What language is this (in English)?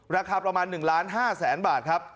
Thai